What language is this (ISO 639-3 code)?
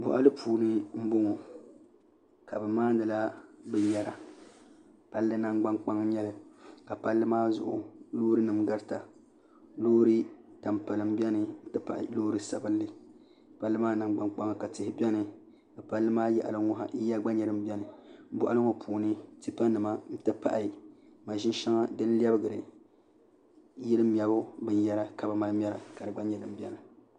dag